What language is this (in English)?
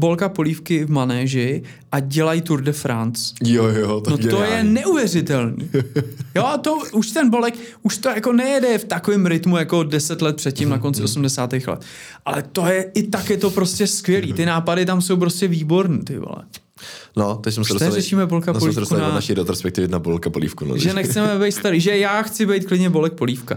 Czech